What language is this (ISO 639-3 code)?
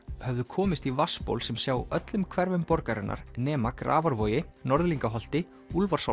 isl